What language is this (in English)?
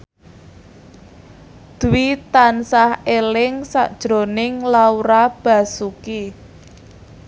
Javanese